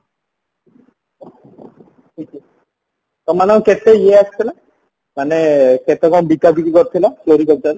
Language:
Odia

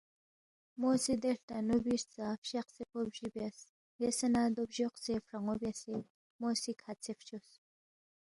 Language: Balti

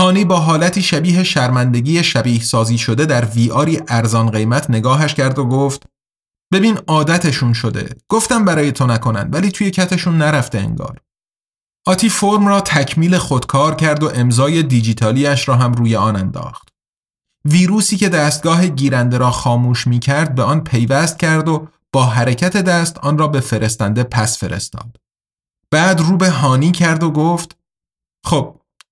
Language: Persian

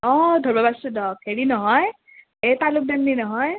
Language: Assamese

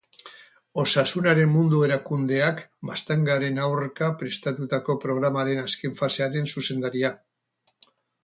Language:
Basque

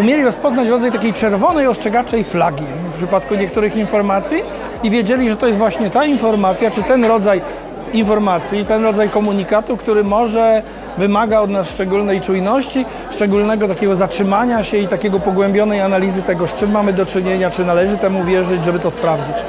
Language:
Polish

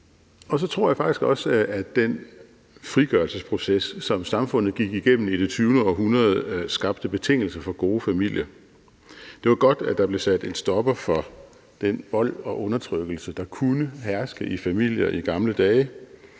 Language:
Danish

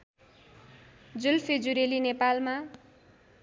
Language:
Nepali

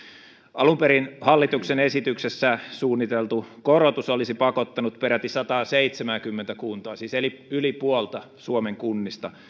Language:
Finnish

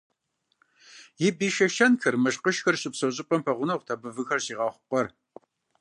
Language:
Kabardian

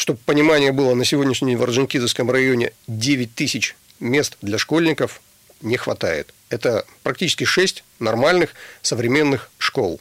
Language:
Russian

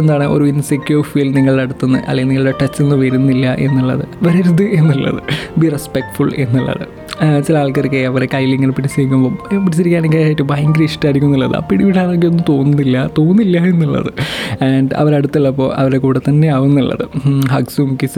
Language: Malayalam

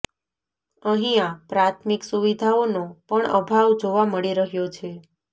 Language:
Gujarati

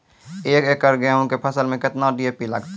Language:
Maithili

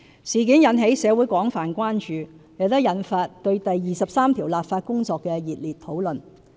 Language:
Cantonese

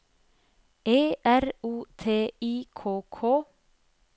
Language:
Norwegian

